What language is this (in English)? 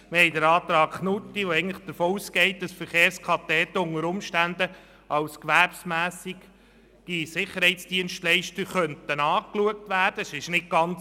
Swiss German